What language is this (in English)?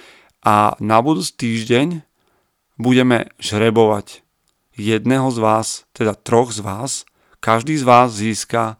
Slovak